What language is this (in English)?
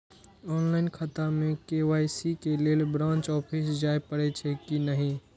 Maithili